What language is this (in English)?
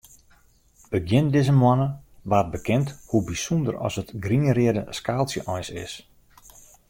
Western Frisian